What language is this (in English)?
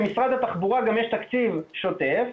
Hebrew